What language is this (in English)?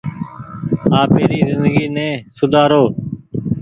Goaria